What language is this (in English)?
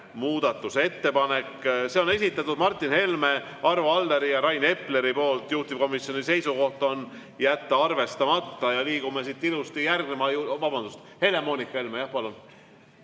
Estonian